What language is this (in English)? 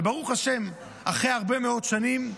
Hebrew